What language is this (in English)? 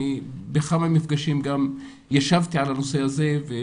Hebrew